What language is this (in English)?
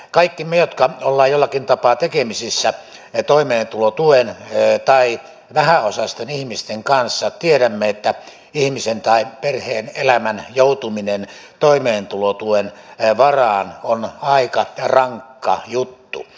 Finnish